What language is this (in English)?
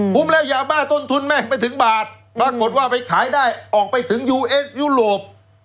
Thai